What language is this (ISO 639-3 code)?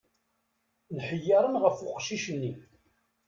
kab